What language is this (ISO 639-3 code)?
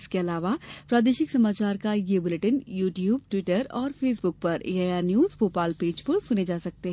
hin